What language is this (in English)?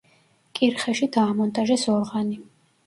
Georgian